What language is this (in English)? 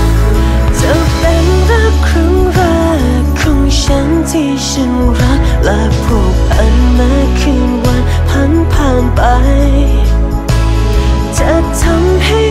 Thai